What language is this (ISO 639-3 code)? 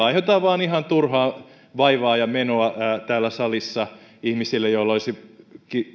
fin